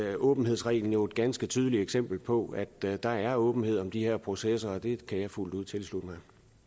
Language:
Danish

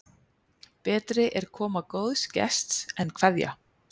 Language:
Icelandic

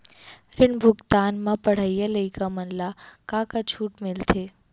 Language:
Chhattisgarhi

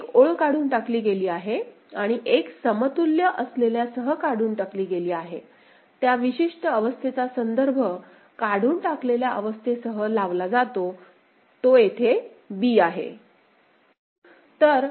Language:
Marathi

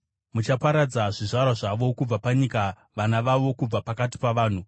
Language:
Shona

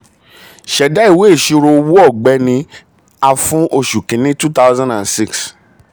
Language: Yoruba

